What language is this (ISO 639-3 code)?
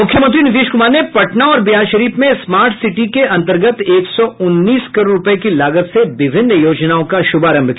hin